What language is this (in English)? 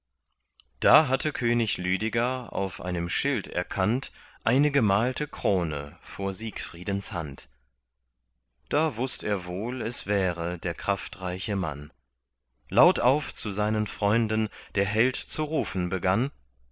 German